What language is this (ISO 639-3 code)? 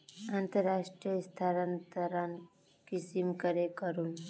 mag